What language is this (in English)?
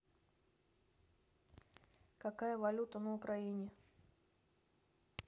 Russian